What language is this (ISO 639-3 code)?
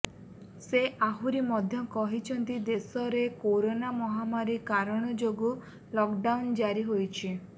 ori